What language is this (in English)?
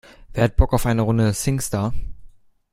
German